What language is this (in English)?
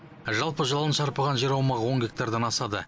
Kazakh